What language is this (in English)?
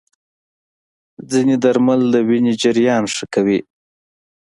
Pashto